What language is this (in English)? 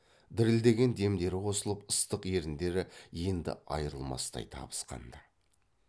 Kazakh